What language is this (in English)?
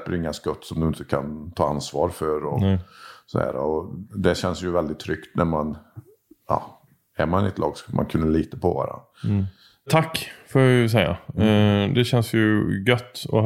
Swedish